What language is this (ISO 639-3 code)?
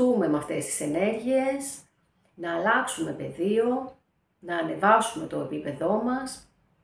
ell